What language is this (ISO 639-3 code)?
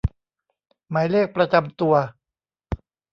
tha